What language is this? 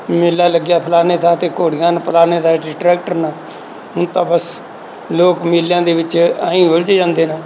Punjabi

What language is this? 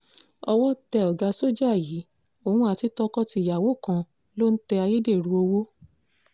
Yoruba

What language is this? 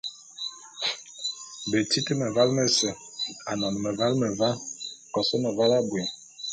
Bulu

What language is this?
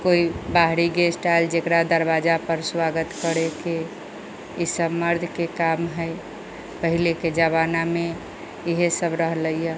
Maithili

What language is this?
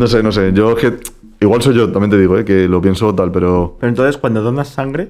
Spanish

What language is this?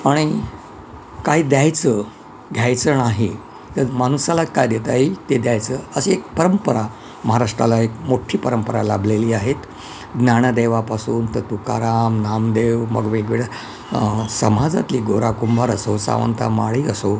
Marathi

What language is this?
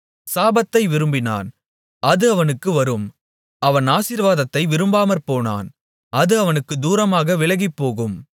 Tamil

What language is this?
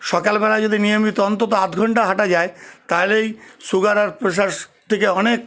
Bangla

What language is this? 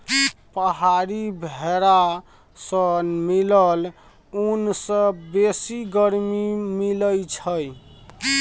Maithili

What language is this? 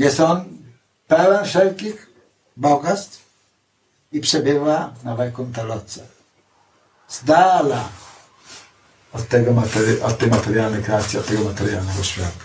Polish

